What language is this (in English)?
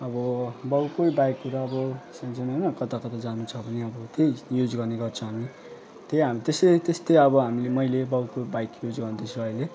Nepali